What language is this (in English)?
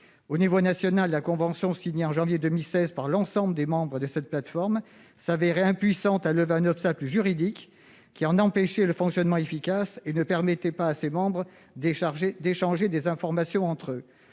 French